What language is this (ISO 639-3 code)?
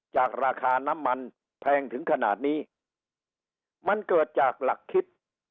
tha